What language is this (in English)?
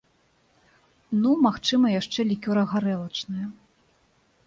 Belarusian